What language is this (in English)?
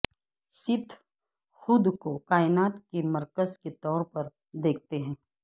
Urdu